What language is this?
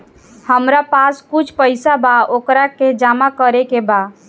Bhojpuri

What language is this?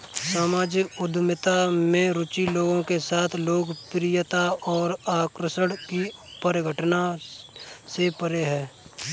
Hindi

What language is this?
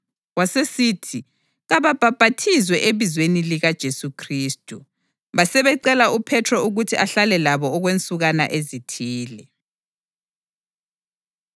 North Ndebele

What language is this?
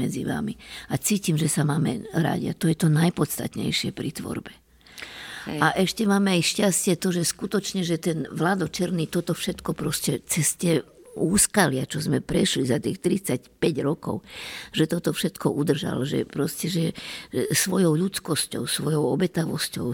Slovak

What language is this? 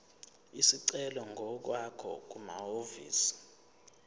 Zulu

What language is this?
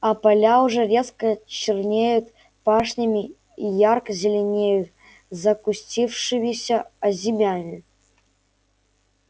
Russian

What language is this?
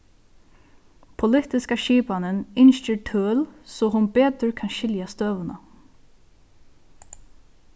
Faroese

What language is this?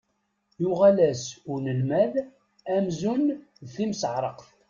Kabyle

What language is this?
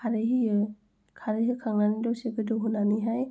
Bodo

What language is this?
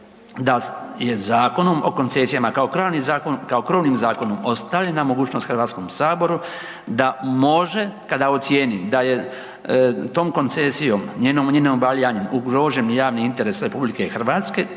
Croatian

